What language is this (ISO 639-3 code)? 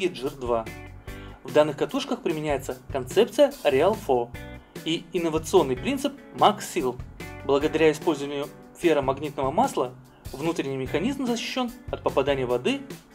rus